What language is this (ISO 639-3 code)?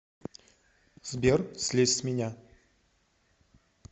rus